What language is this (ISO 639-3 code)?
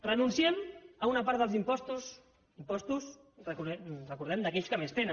cat